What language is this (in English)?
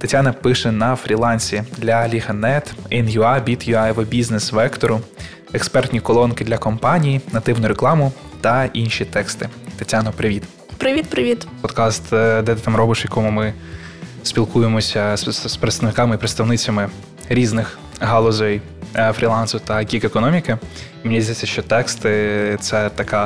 Ukrainian